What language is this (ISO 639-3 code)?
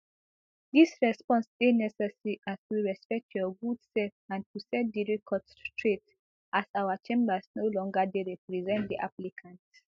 pcm